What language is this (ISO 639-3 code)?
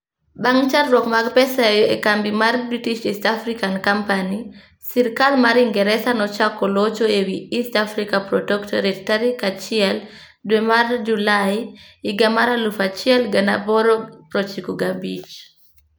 luo